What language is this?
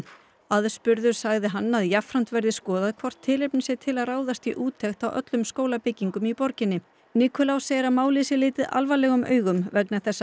Icelandic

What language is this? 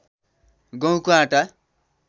Nepali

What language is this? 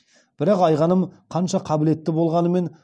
Kazakh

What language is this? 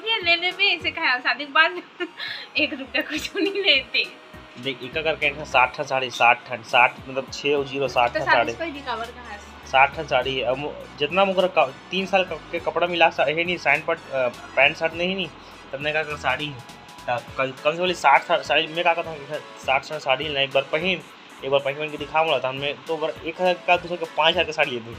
Hindi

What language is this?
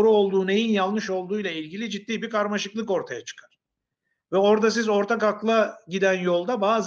Turkish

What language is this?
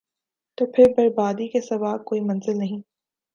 Urdu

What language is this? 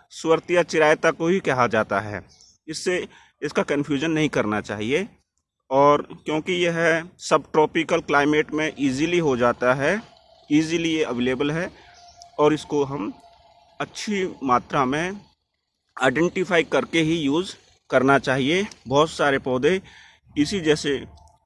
Hindi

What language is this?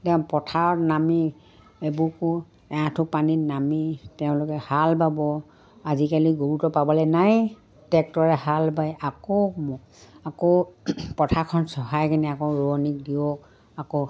Assamese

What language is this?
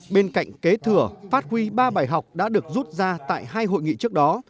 Vietnamese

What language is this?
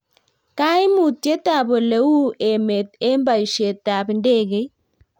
Kalenjin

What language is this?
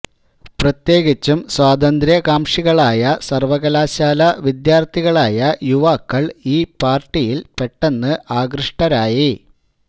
Malayalam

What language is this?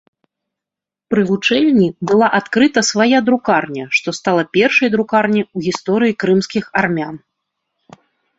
Belarusian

